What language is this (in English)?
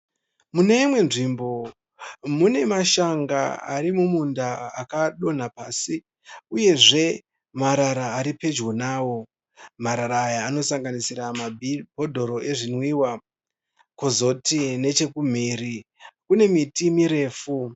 Shona